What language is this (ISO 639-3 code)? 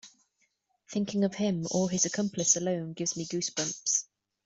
eng